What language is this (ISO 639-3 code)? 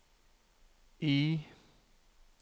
nor